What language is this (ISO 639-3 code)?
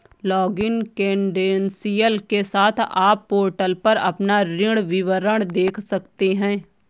hin